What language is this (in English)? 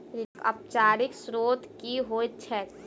Maithili